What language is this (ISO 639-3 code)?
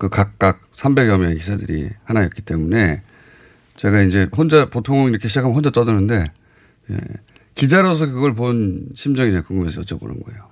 kor